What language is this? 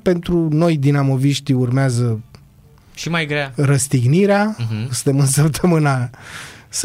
Romanian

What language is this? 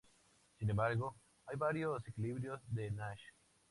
Spanish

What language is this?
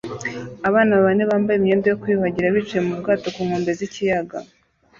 Kinyarwanda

